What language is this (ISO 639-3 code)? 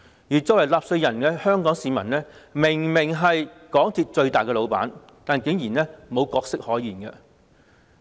yue